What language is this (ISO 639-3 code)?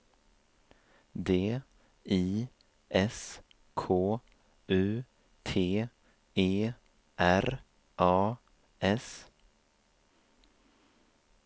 swe